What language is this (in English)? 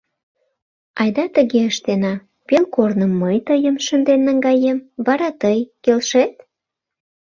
Mari